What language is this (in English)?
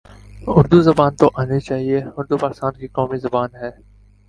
Urdu